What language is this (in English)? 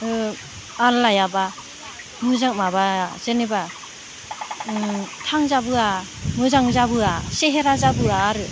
Bodo